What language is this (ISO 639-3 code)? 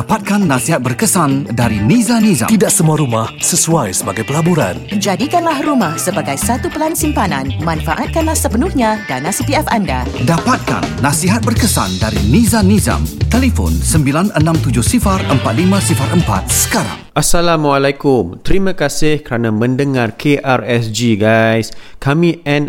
msa